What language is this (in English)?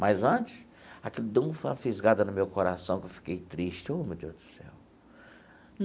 Portuguese